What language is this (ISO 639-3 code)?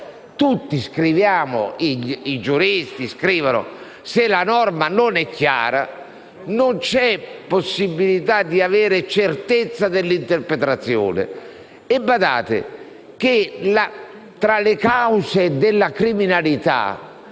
ita